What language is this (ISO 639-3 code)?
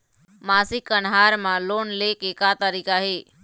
hne